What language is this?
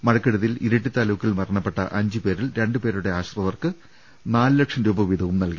Malayalam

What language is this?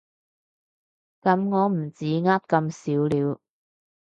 Cantonese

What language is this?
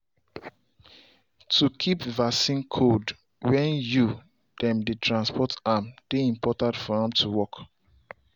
Nigerian Pidgin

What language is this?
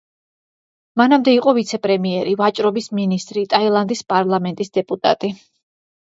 Georgian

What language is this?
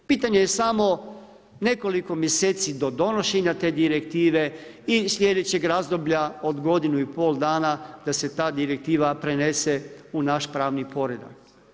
Croatian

